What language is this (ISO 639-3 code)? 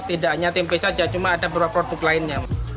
ind